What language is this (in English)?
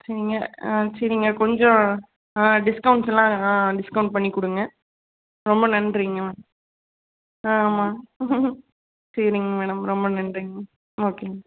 Tamil